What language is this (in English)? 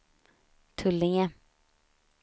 Swedish